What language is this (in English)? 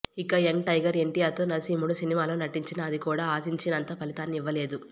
Telugu